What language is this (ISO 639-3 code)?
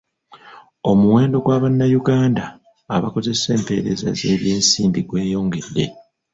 lug